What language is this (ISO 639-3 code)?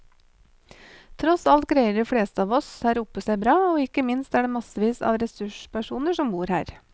nor